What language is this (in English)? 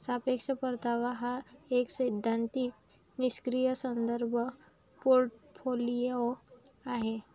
Marathi